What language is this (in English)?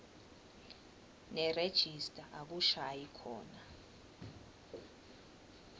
Swati